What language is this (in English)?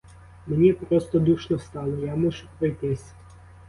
Ukrainian